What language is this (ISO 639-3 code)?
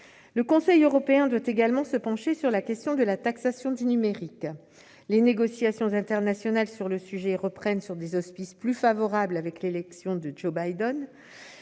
fra